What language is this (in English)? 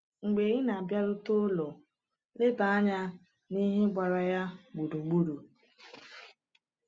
Igbo